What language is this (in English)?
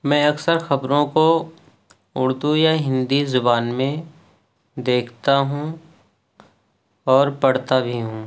Urdu